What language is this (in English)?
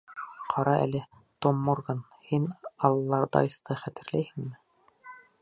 Bashkir